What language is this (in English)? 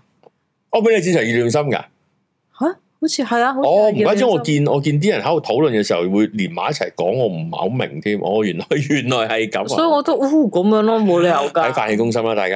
Chinese